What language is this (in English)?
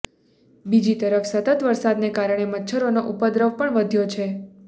Gujarati